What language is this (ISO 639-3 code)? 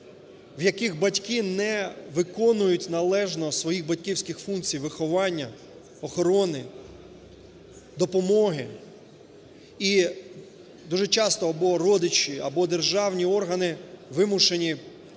ukr